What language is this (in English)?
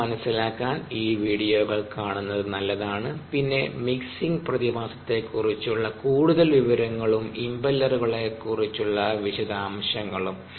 Malayalam